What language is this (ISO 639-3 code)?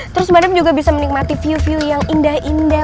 ind